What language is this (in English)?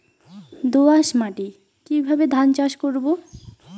Bangla